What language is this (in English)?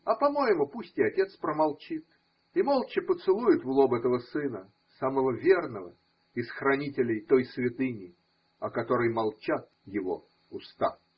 Russian